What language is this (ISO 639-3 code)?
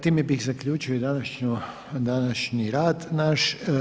hrv